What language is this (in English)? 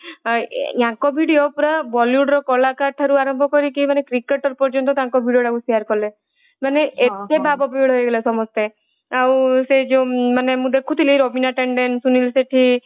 Odia